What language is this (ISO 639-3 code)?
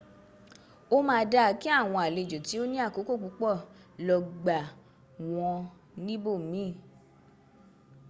yor